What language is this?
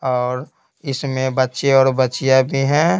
Hindi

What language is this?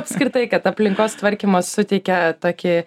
Lithuanian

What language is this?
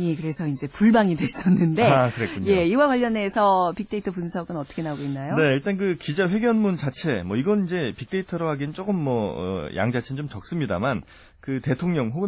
Korean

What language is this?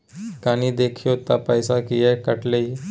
Maithili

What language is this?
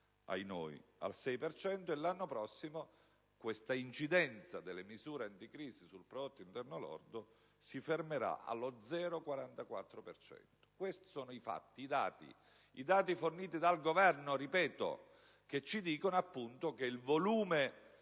Italian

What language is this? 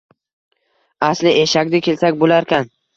Uzbek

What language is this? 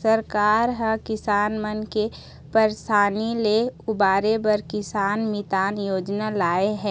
Chhattisgarhi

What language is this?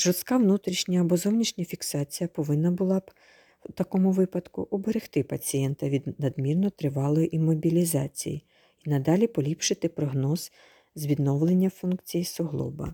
Ukrainian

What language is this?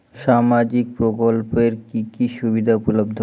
Bangla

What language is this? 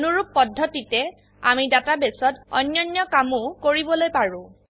Assamese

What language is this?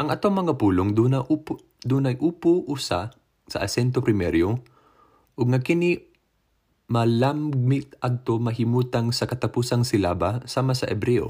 Filipino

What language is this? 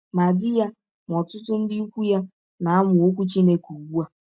Igbo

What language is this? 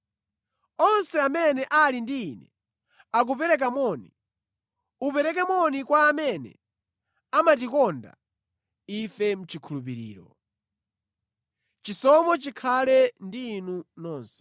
Nyanja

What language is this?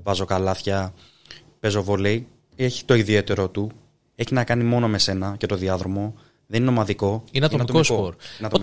Greek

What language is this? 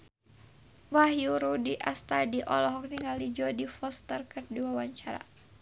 Sundanese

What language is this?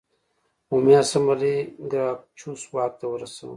Pashto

